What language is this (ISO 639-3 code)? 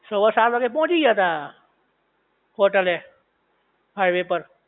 guj